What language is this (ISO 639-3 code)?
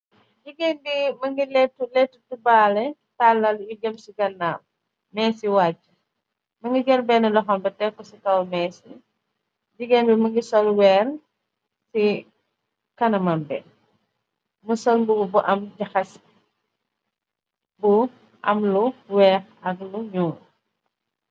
wol